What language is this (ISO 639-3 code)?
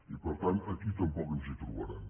cat